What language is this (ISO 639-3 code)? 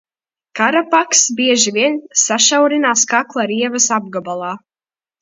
lav